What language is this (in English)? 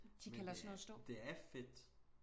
Danish